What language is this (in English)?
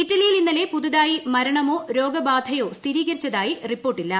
Malayalam